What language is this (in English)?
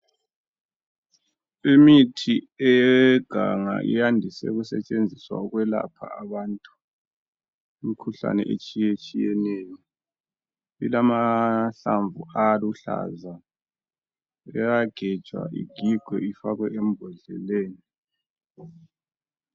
North Ndebele